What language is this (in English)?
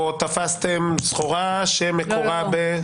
Hebrew